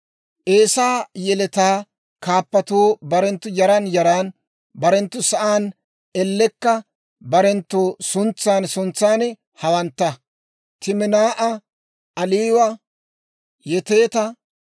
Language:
Dawro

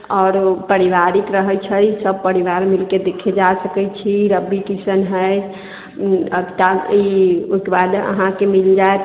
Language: Maithili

